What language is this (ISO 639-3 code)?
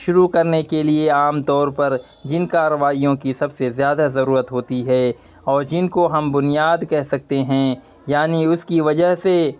urd